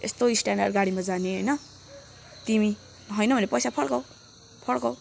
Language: Nepali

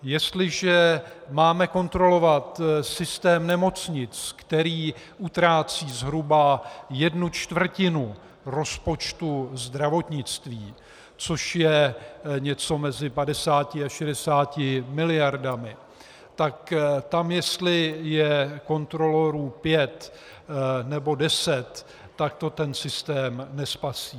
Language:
Czech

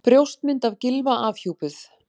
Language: Icelandic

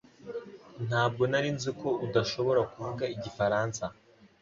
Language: Kinyarwanda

